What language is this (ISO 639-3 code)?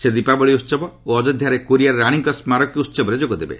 ori